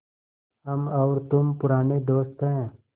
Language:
Hindi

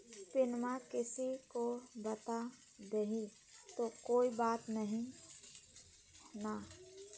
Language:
Magahi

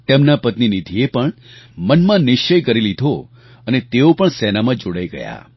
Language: Gujarati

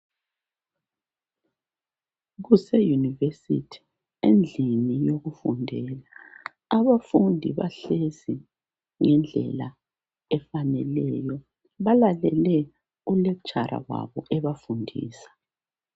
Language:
North Ndebele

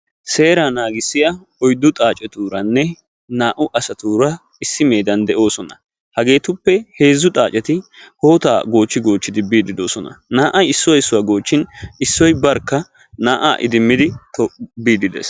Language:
Wolaytta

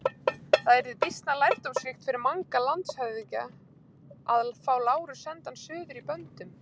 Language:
Icelandic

